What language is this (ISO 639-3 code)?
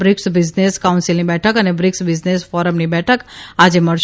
guj